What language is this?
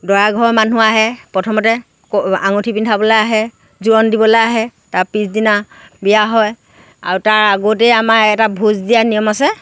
Assamese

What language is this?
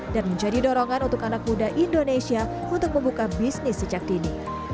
Indonesian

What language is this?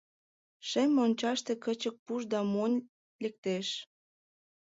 Mari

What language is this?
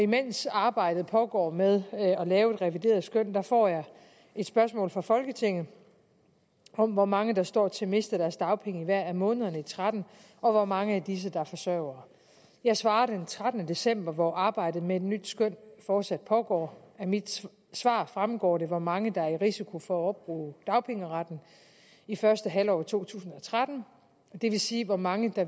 Danish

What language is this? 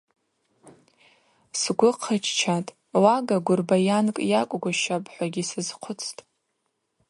Abaza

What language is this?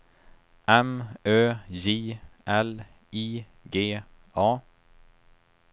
Swedish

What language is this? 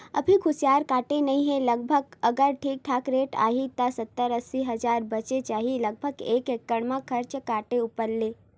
Chhattisgarhi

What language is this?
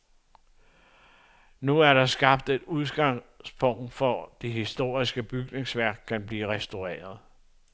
Danish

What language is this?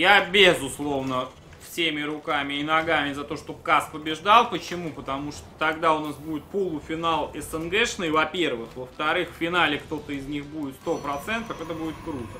Russian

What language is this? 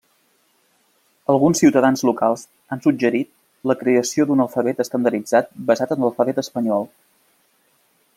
Catalan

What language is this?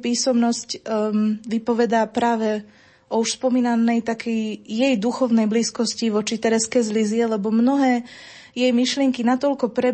Slovak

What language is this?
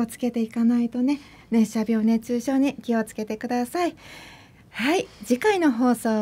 Japanese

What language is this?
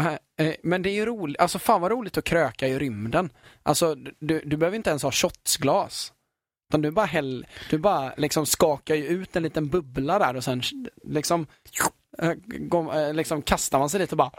Swedish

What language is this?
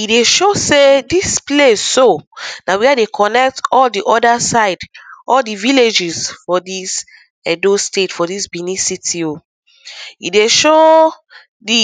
Nigerian Pidgin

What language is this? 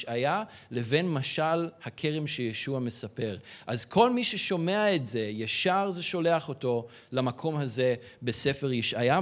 Hebrew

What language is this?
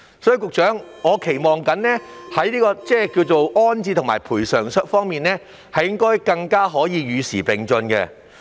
Cantonese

